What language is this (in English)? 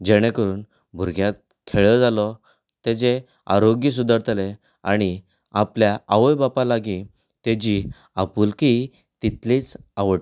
Konkani